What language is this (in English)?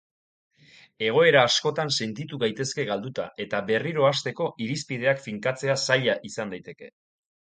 Basque